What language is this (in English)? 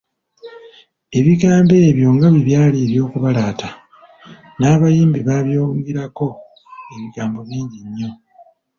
Ganda